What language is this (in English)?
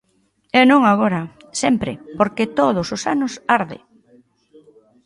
Galician